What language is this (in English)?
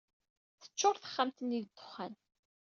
Kabyle